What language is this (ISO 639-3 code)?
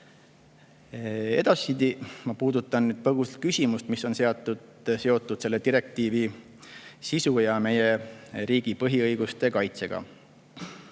est